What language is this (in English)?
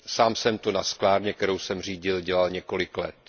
Czech